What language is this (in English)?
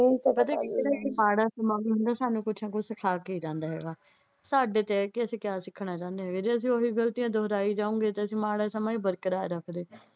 Punjabi